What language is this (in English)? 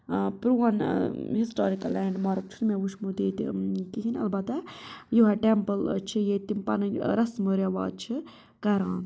Kashmiri